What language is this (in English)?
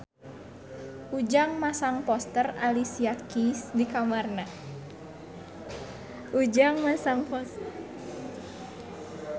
Sundanese